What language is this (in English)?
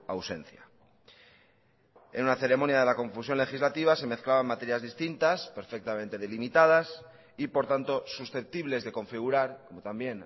Spanish